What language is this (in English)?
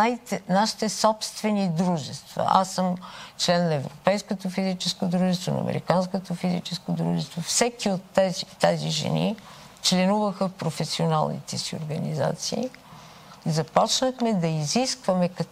Bulgarian